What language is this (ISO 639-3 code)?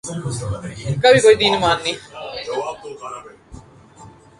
urd